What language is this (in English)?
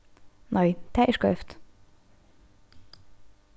Faroese